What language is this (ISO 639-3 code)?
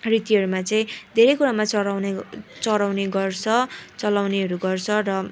nep